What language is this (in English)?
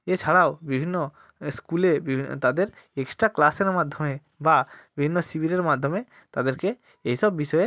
Bangla